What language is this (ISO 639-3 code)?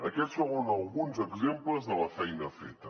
cat